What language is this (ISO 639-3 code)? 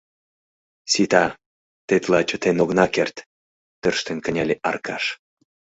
chm